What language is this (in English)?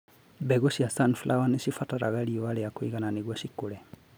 Kikuyu